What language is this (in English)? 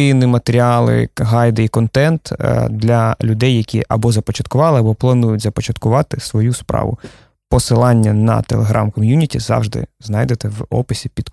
Ukrainian